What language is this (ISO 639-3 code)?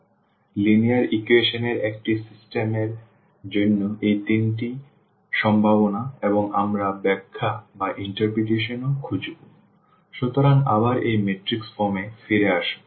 ben